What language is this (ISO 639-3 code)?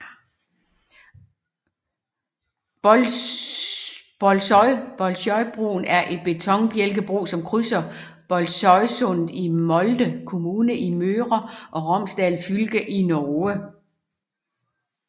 dan